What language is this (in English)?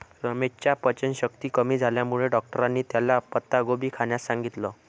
Marathi